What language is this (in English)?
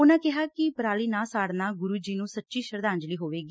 Punjabi